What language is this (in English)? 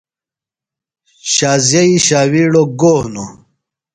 Phalura